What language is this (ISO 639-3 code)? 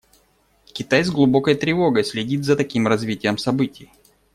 rus